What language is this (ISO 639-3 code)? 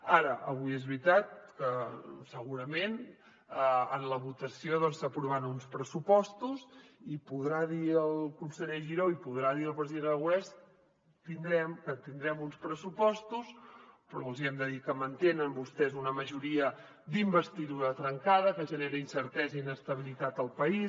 cat